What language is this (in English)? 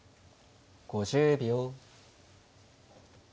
Japanese